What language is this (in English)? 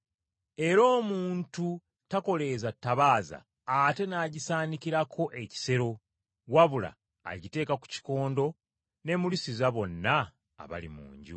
Ganda